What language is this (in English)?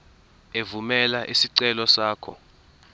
Zulu